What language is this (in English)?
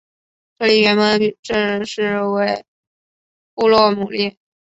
Chinese